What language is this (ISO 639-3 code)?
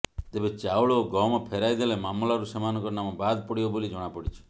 ori